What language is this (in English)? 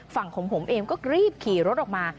Thai